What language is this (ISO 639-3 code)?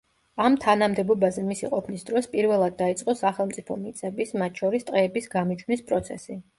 kat